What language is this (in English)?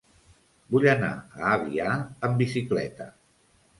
Catalan